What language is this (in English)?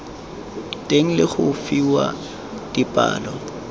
Tswana